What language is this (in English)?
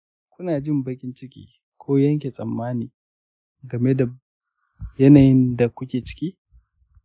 Hausa